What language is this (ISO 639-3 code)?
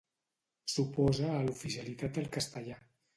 cat